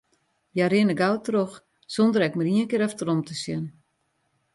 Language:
Western Frisian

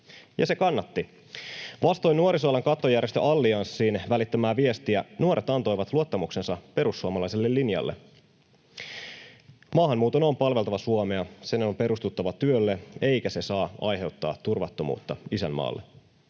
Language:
Finnish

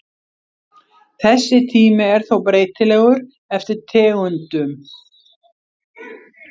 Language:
Icelandic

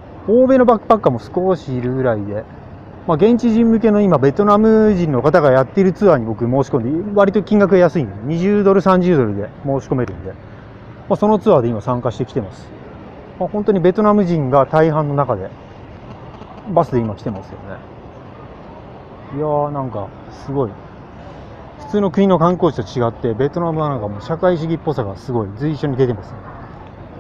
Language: Japanese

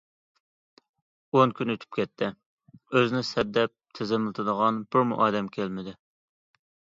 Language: Uyghur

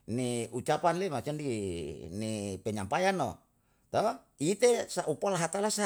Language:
Yalahatan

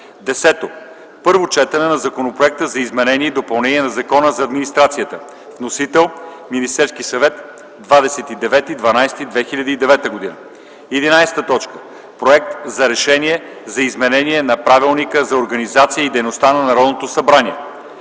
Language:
Bulgarian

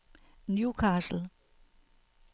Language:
Danish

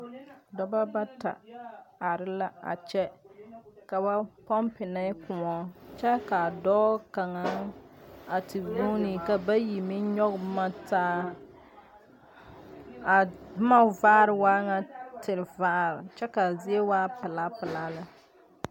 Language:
Southern Dagaare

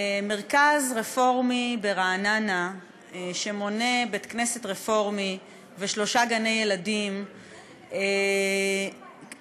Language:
Hebrew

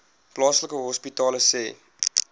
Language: Afrikaans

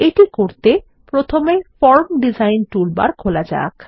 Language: Bangla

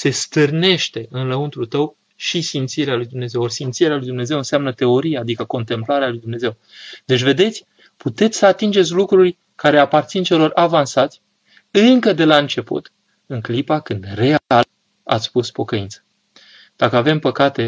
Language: Romanian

